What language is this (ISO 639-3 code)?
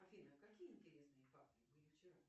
rus